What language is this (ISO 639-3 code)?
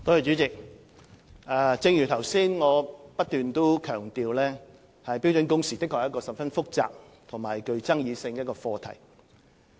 yue